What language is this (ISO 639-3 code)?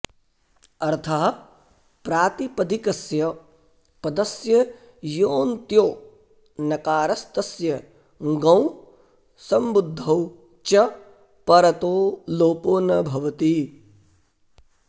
san